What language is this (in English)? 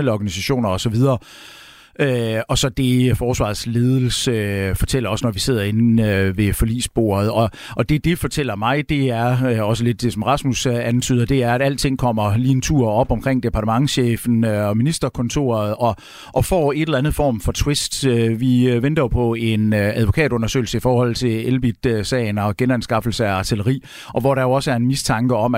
Danish